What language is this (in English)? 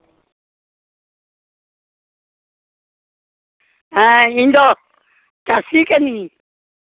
Santali